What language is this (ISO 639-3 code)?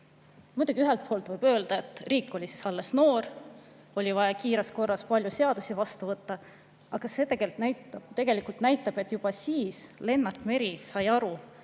est